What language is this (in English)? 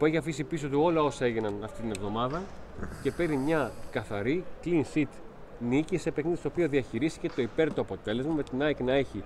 Greek